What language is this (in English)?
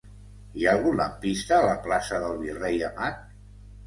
Catalan